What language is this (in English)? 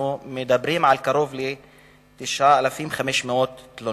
Hebrew